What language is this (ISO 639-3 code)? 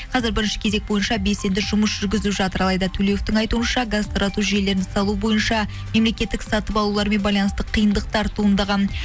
kaz